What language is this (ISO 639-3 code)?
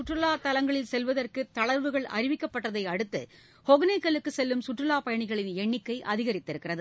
tam